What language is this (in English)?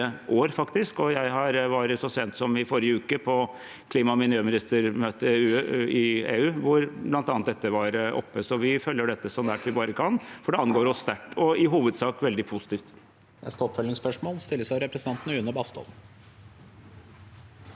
Norwegian